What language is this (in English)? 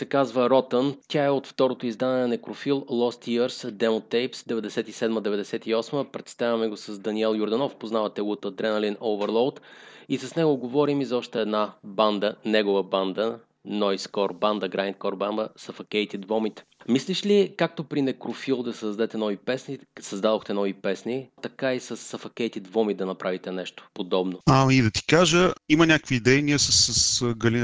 Bulgarian